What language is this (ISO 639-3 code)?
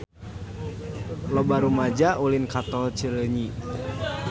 sun